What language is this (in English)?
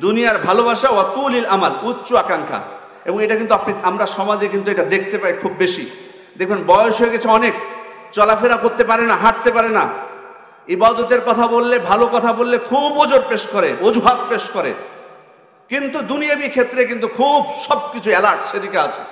Indonesian